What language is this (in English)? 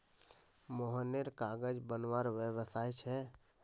Magahi